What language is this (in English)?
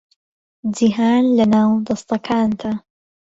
Central Kurdish